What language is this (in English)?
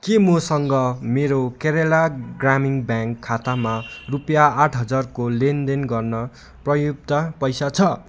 Nepali